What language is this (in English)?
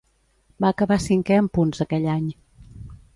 Catalan